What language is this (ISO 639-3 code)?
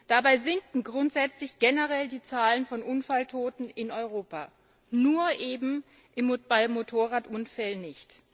deu